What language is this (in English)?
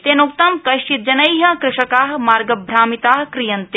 Sanskrit